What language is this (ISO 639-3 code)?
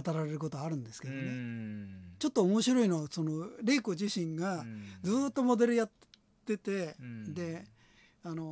jpn